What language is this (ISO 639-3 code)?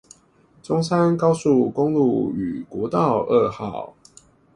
zho